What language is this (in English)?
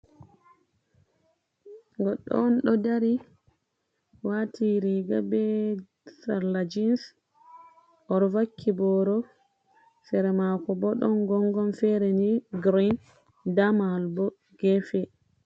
Fula